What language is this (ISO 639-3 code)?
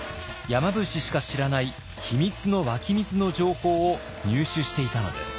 jpn